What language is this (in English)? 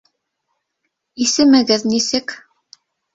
Bashkir